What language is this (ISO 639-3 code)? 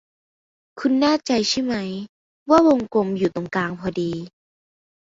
tha